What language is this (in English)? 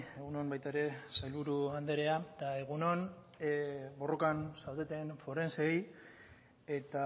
Basque